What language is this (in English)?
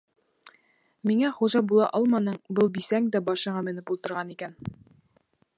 Bashkir